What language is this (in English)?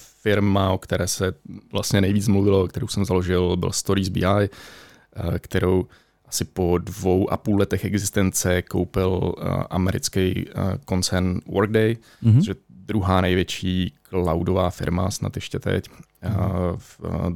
Czech